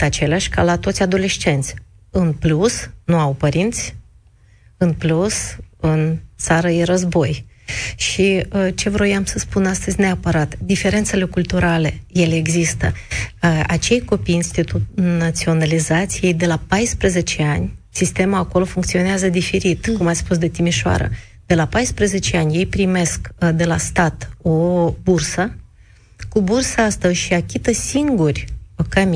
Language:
Romanian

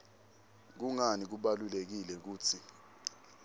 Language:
Swati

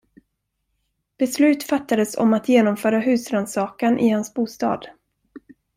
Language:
Swedish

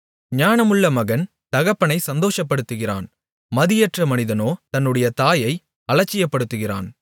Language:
Tamil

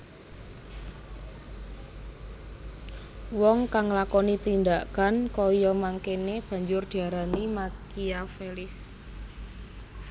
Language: Javanese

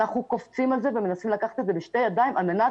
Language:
Hebrew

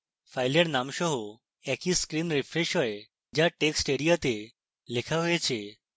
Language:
Bangla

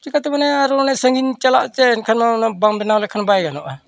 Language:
Santali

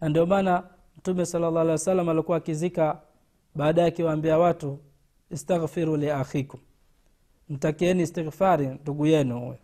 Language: Swahili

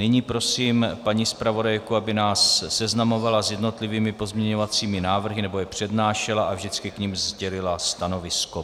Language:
Czech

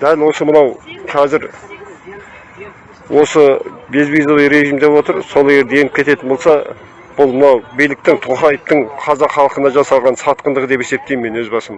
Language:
Turkish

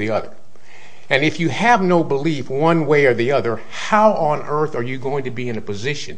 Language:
English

